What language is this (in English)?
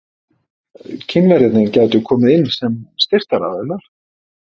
Icelandic